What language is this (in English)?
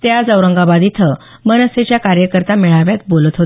Marathi